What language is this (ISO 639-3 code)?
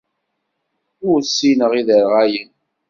kab